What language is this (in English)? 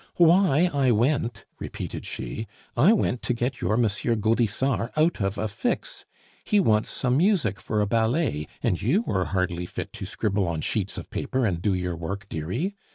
English